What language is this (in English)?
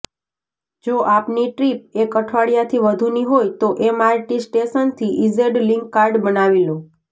Gujarati